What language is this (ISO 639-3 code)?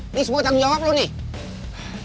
ind